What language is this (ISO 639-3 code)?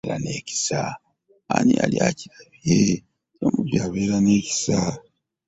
lug